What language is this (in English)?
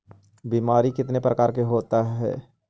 Magahi